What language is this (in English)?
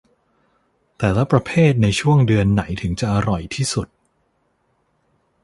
Thai